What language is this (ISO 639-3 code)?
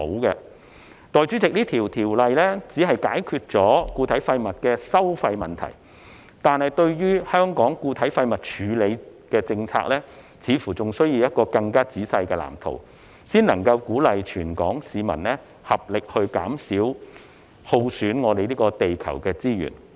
yue